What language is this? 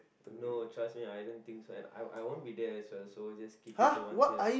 English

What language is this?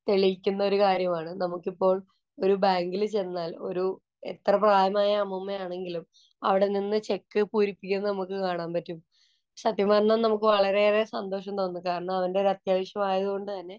Malayalam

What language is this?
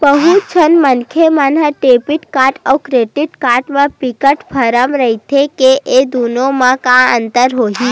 Chhattisgarhi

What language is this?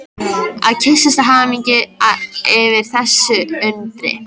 Icelandic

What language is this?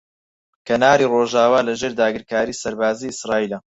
Central Kurdish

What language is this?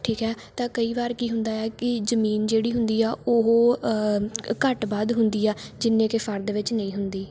Punjabi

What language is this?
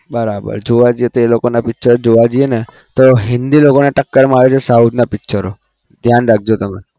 Gujarati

